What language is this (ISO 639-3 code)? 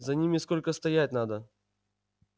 rus